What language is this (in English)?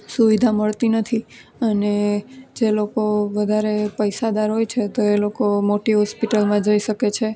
Gujarati